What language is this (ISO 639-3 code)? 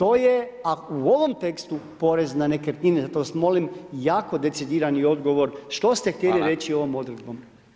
hrv